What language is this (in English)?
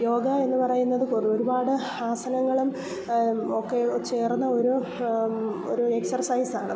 Malayalam